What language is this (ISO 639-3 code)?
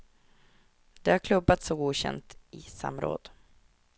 swe